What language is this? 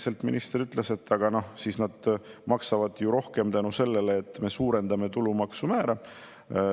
Estonian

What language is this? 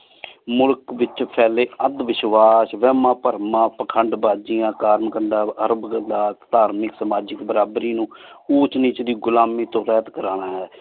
Punjabi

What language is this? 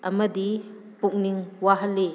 Manipuri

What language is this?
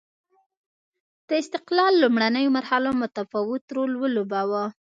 Pashto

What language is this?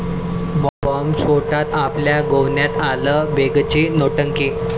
Marathi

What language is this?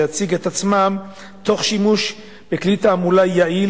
Hebrew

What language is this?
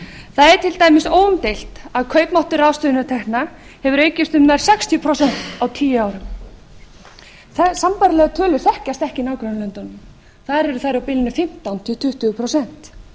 Icelandic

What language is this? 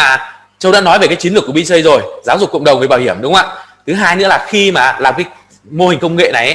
Vietnamese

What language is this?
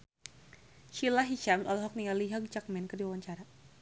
Sundanese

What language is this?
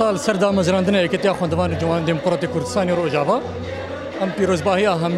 Arabic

